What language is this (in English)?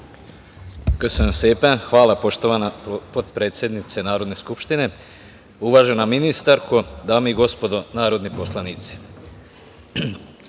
Serbian